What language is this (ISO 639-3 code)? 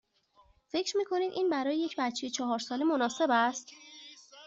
fas